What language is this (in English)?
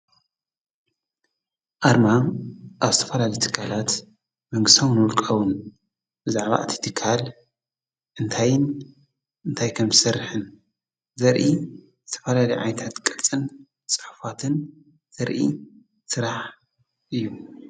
Tigrinya